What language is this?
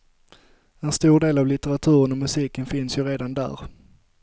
Swedish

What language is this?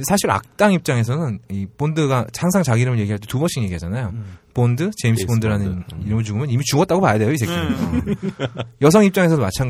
Korean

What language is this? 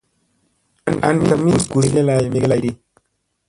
Musey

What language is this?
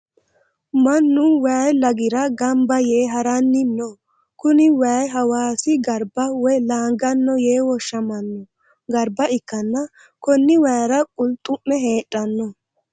Sidamo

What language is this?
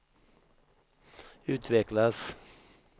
Swedish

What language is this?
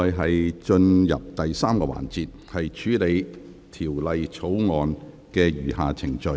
Cantonese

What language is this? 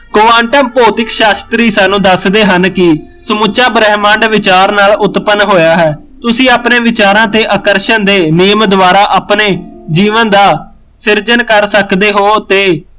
Punjabi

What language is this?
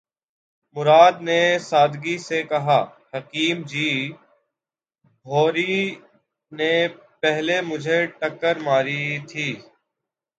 Urdu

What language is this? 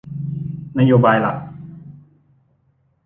Thai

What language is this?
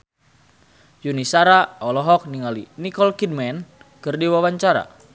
Sundanese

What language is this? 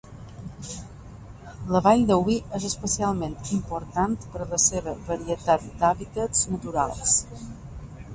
Catalan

